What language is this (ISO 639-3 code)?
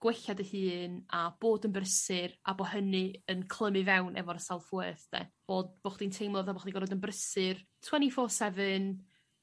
cym